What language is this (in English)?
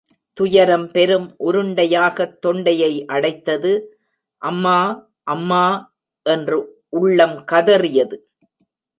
Tamil